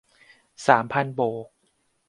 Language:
Thai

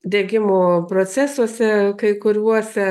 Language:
Lithuanian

